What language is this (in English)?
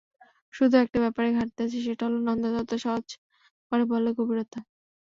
Bangla